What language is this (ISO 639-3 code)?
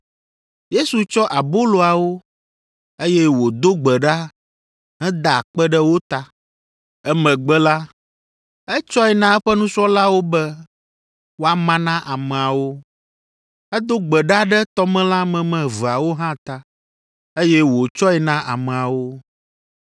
ewe